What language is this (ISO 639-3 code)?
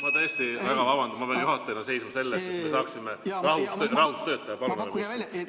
est